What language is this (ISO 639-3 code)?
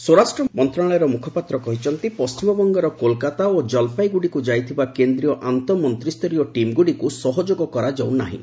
ori